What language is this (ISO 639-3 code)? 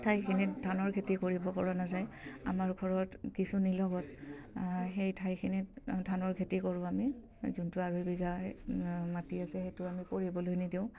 asm